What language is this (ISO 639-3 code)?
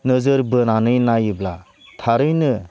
brx